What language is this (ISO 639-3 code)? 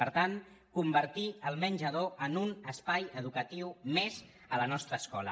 cat